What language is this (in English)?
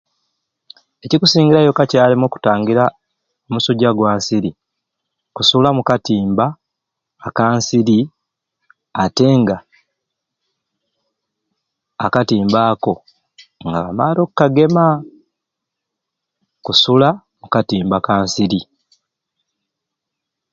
Ruuli